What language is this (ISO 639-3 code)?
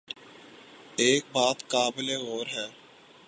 urd